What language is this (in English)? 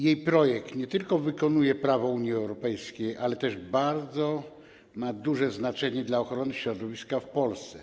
Polish